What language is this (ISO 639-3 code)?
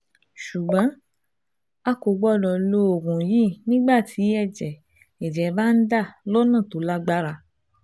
yor